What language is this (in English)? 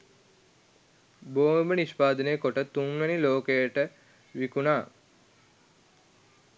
Sinhala